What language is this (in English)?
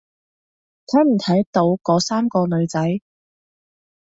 Cantonese